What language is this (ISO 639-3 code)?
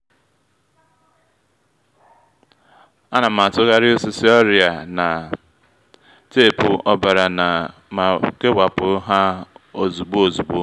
ibo